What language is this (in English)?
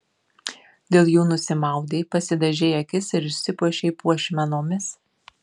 Lithuanian